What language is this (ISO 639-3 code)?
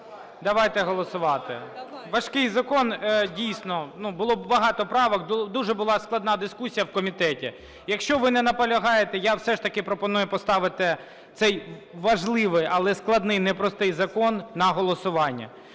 ukr